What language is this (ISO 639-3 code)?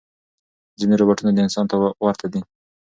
pus